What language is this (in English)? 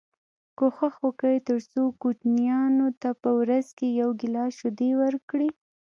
Pashto